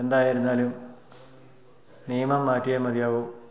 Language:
Malayalam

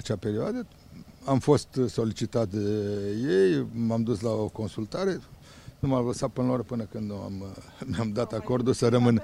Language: Romanian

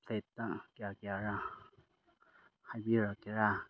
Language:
Manipuri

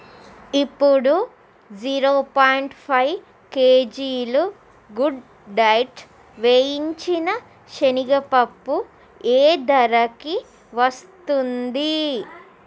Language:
Telugu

